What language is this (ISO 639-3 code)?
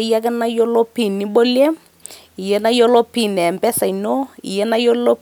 mas